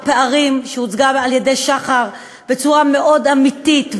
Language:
Hebrew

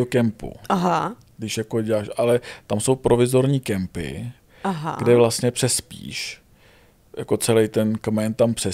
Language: Czech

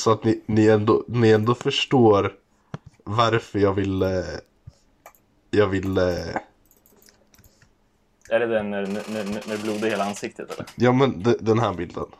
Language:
Swedish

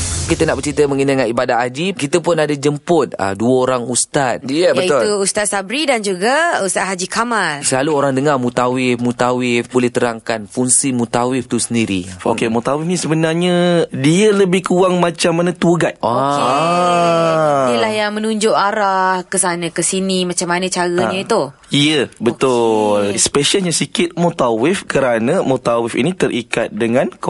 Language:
Malay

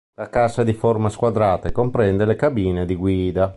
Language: Italian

